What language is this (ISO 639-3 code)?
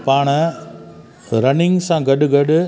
snd